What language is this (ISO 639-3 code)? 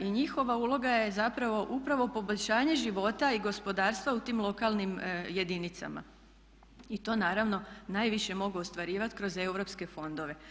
hrv